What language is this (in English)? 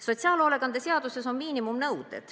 Estonian